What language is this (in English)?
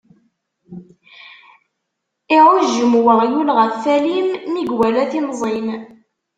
Kabyle